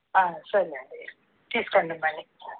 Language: Telugu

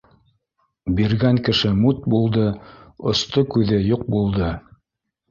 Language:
Bashkir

